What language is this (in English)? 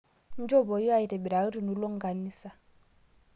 Masai